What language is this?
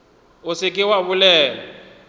Northern Sotho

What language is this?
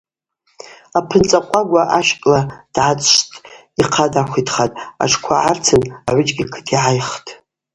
Abaza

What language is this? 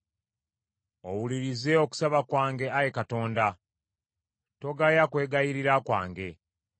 Ganda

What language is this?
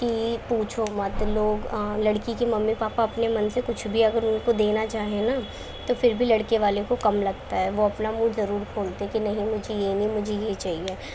Urdu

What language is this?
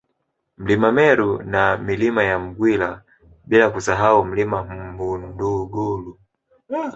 Swahili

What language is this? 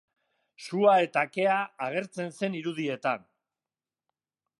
Basque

